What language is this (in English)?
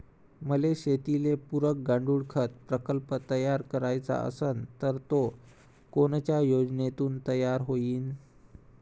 Marathi